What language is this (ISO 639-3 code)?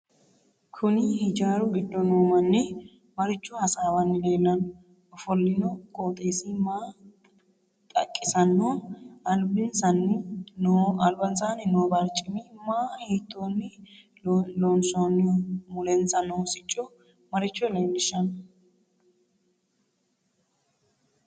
sid